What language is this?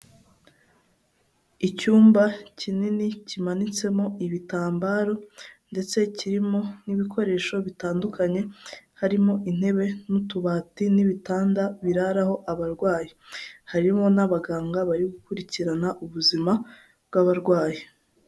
Kinyarwanda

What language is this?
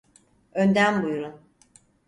Turkish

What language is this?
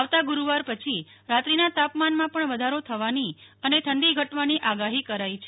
Gujarati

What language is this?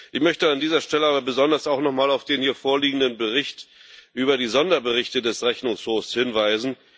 German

